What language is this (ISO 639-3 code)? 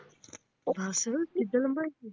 pan